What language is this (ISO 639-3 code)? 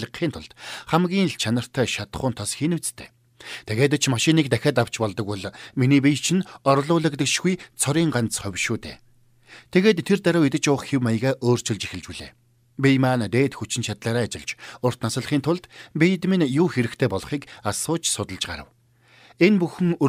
tur